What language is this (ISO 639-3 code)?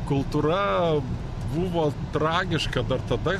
lit